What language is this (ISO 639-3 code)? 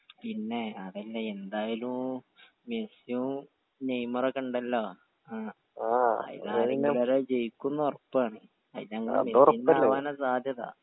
mal